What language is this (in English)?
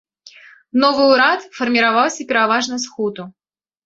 Belarusian